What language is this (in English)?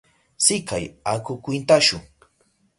Southern Pastaza Quechua